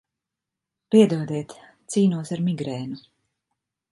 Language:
Latvian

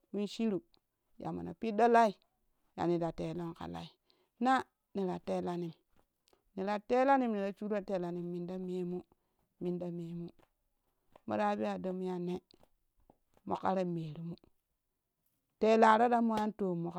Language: Kushi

